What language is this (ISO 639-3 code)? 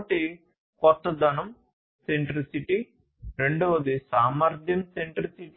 tel